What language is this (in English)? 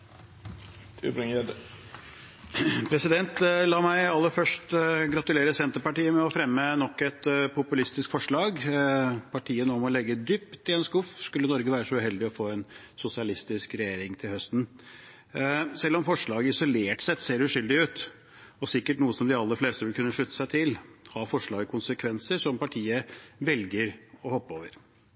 Norwegian Bokmål